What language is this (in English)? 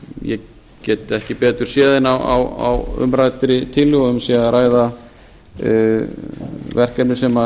Icelandic